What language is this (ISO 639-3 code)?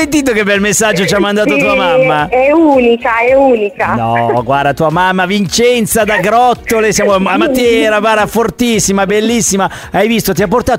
ita